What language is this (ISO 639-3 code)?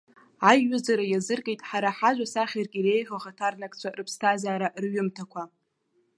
abk